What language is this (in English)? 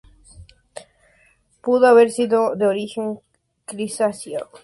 Spanish